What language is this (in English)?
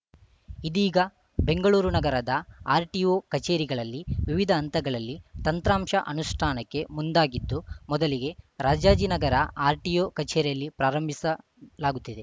Kannada